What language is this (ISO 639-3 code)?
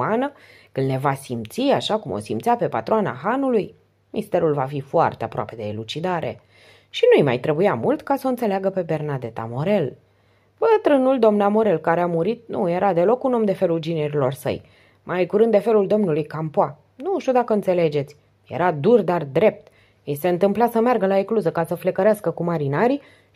ron